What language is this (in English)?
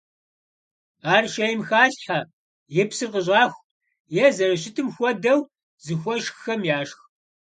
Kabardian